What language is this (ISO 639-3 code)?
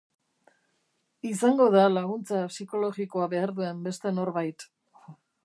eus